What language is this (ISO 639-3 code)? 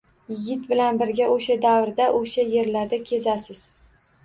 uzb